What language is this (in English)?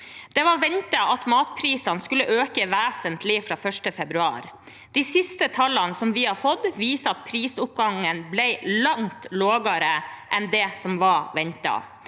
Norwegian